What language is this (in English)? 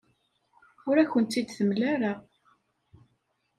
Kabyle